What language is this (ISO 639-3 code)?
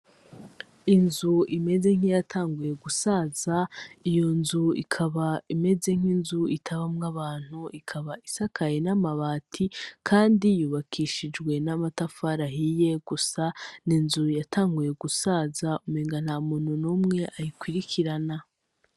run